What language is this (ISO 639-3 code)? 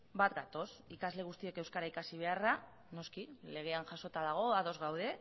eus